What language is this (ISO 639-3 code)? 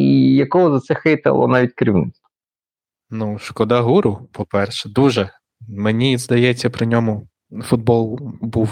ukr